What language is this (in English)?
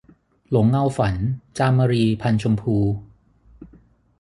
Thai